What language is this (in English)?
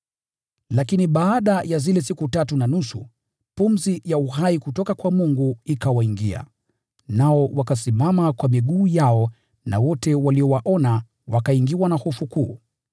Swahili